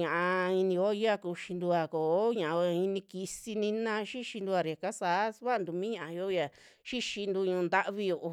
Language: Western Juxtlahuaca Mixtec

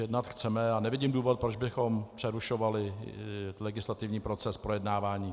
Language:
Czech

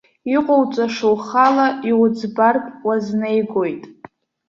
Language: Abkhazian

